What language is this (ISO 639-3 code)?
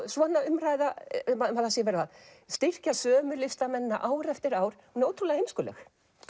isl